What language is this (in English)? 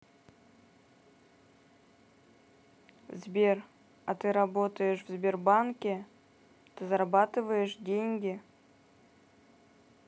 Russian